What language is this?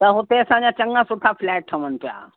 Sindhi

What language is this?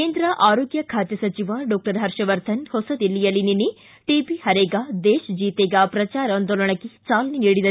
Kannada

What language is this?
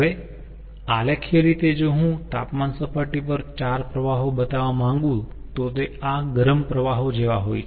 Gujarati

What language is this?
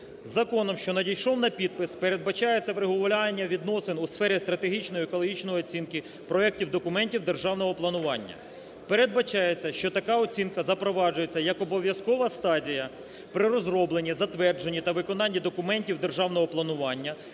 Ukrainian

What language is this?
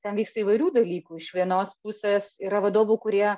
Lithuanian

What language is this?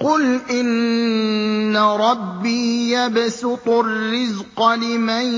Arabic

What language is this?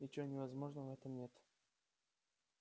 Russian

